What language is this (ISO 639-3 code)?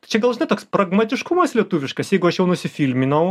lit